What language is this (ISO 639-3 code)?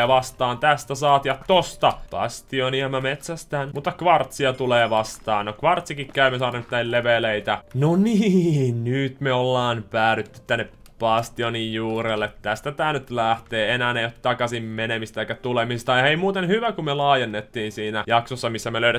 fin